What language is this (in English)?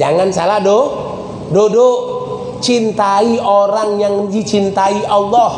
Indonesian